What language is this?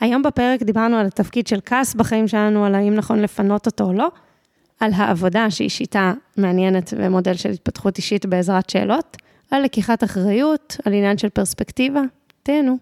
Hebrew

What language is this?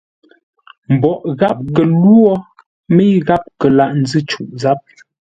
Ngombale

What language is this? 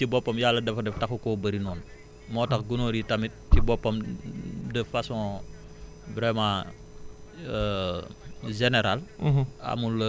Wolof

